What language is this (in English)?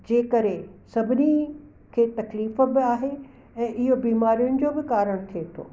Sindhi